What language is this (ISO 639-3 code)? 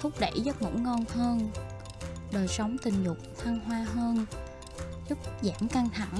vie